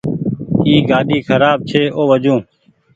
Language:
Goaria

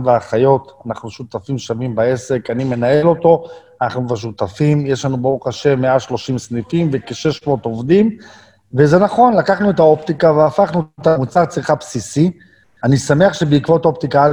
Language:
Hebrew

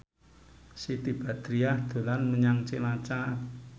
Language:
Javanese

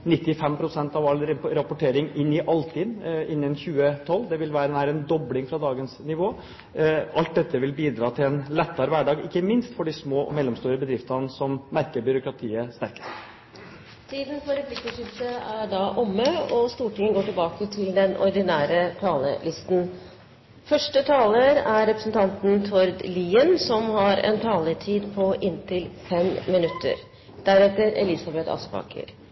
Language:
Norwegian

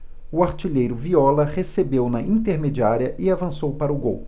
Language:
Portuguese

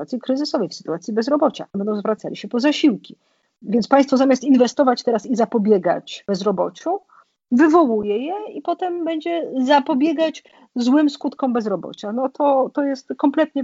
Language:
Polish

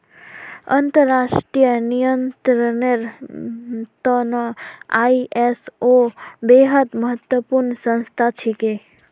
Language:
Magahi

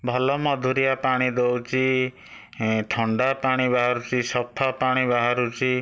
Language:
Odia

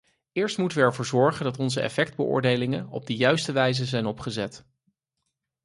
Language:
Dutch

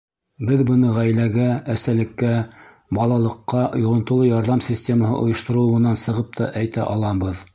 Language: Bashkir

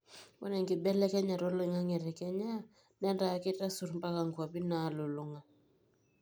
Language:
Masai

